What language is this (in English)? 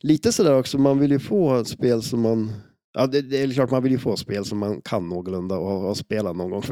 Swedish